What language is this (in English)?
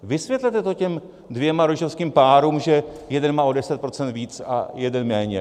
Czech